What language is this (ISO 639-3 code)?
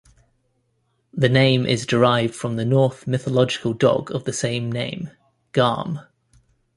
eng